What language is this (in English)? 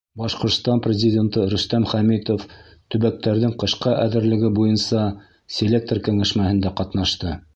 Bashkir